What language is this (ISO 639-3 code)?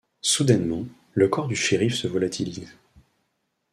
fra